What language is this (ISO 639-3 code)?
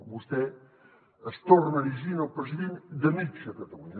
cat